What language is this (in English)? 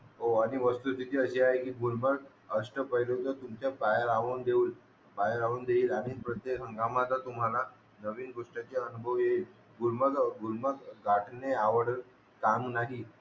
Marathi